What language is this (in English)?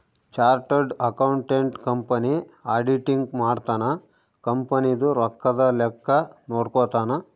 Kannada